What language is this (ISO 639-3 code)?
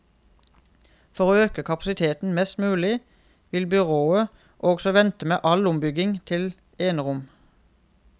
nor